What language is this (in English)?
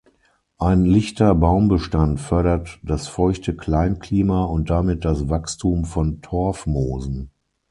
German